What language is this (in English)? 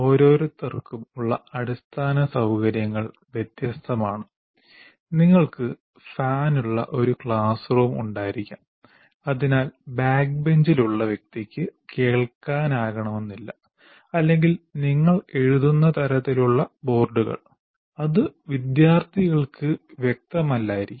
Malayalam